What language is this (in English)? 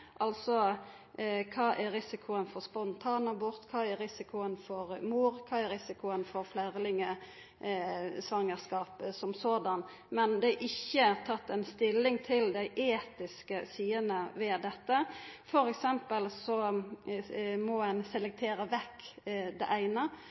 Norwegian Nynorsk